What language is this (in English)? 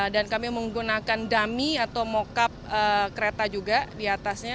Indonesian